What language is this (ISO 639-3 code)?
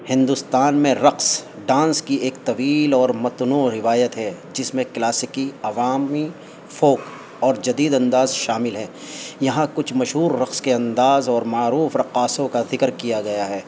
urd